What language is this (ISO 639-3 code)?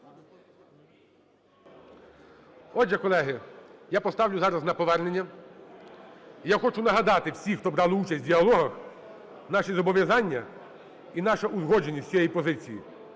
ukr